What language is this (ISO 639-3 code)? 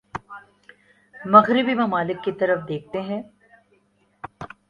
urd